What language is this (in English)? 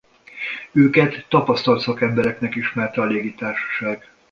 Hungarian